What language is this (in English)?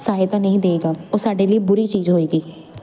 Punjabi